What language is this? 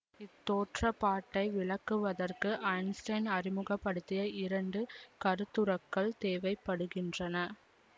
Tamil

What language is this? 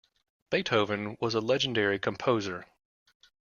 English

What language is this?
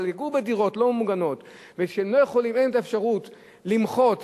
Hebrew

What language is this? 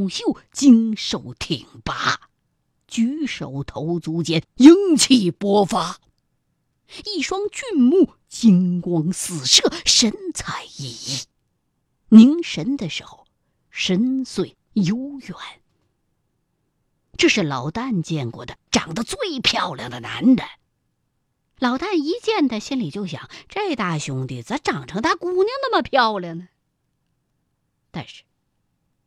Chinese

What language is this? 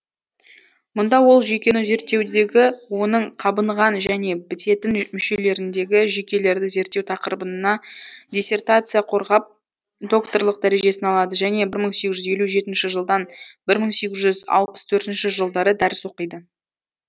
Kazakh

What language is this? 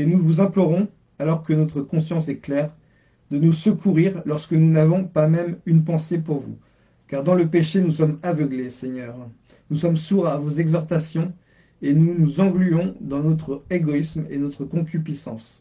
French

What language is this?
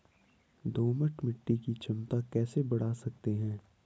Hindi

